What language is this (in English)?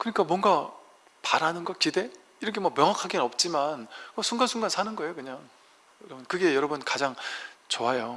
Korean